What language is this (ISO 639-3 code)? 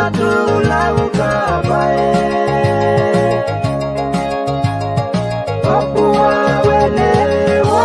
ind